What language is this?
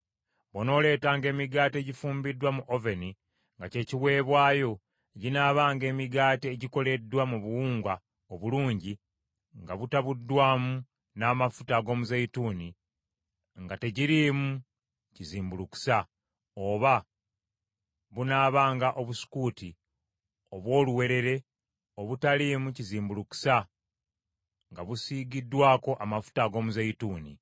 Ganda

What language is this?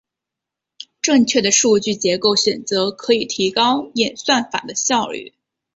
Chinese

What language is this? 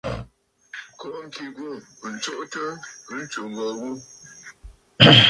Bafut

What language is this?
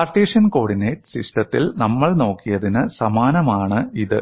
Malayalam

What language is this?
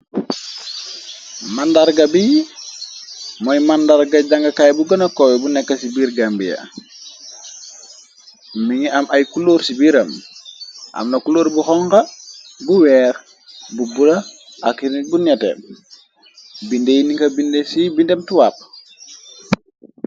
Wolof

